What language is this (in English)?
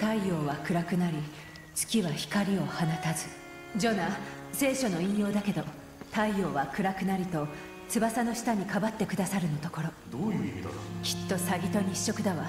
Japanese